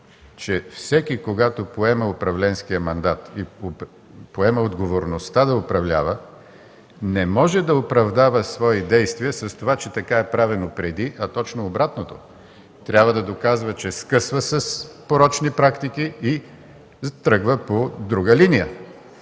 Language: Bulgarian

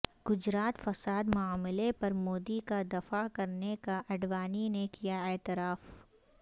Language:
Urdu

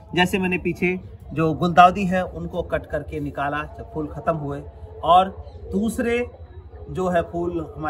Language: Hindi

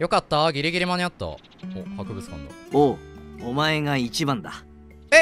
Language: Japanese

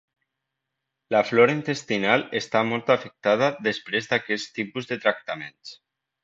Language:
Catalan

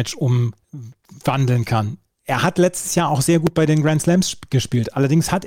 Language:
German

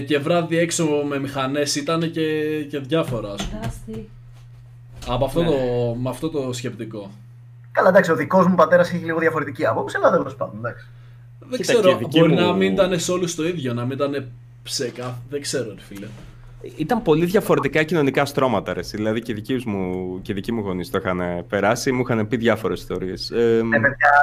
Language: Greek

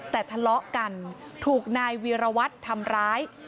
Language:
Thai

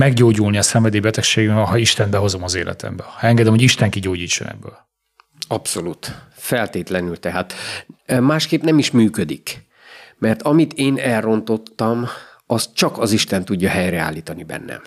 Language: Hungarian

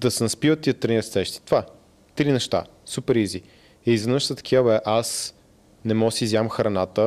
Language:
Bulgarian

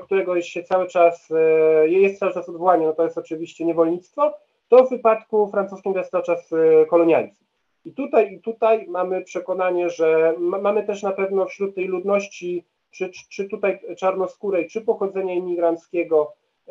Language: Polish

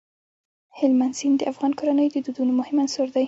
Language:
Pashto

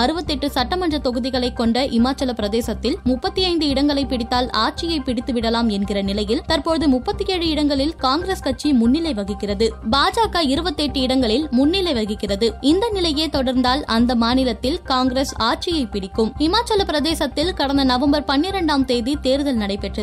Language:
Tamil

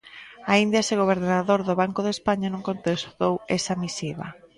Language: Galician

